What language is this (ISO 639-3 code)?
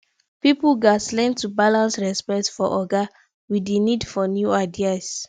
pcm